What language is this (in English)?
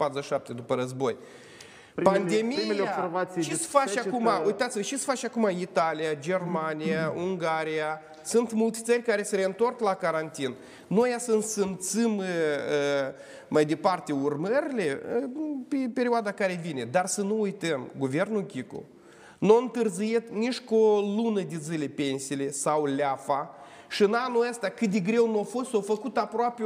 Romanian